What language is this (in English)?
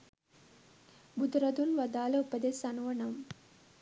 Sinhala